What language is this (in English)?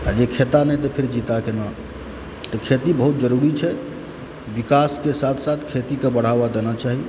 Maithili